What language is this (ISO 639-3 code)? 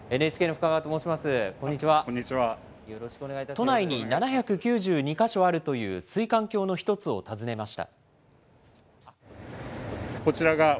jpn